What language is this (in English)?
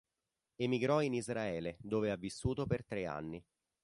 Italian